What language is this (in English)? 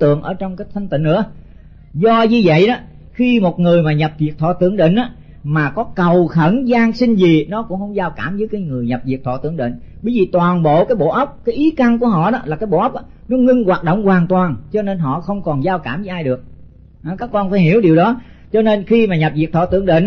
Vietnamese